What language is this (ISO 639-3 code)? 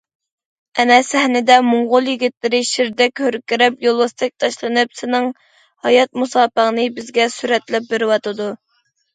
uig